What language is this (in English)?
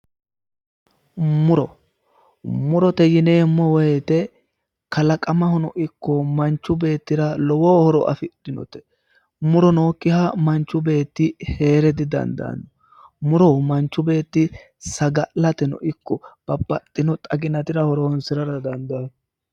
Sidamo